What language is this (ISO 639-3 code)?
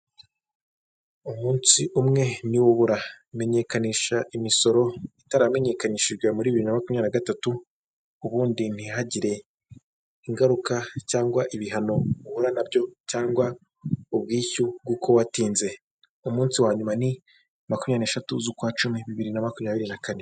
kin